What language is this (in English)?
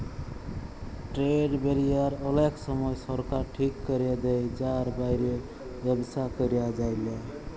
Bangla